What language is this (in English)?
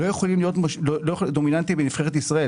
Hebrew